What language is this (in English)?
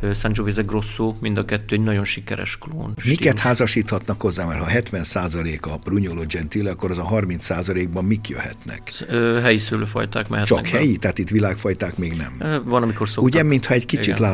Hungarian